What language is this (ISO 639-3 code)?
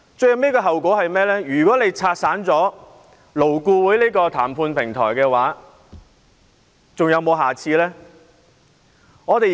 yue